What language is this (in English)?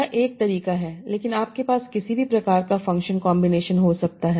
Hindi